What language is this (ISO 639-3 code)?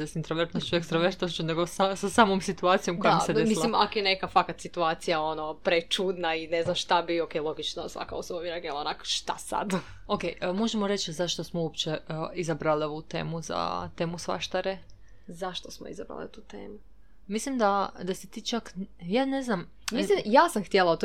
hrv